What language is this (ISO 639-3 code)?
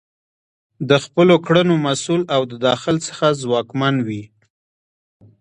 pus